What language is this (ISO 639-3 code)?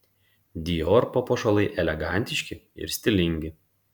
lit